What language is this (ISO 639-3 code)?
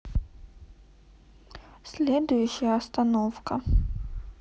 rus